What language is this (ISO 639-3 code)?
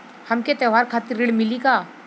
bho